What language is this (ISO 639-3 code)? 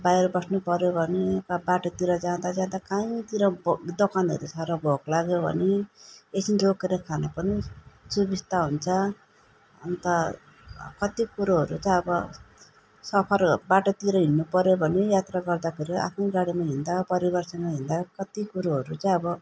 nep